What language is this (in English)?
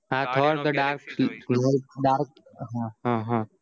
Gujarati